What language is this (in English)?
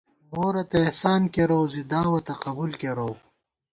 Gawar-Bati